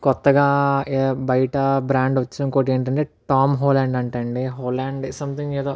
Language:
Telugu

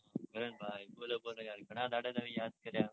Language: Gujarati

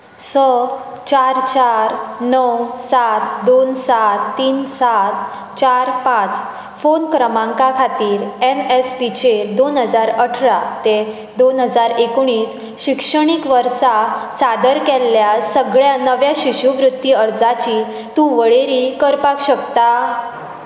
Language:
Konkani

